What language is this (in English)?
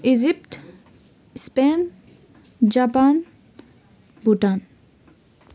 Nepali